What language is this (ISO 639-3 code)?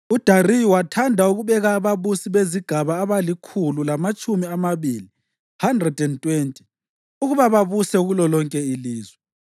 nde